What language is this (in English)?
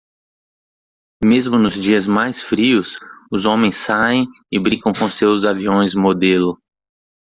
Portuguese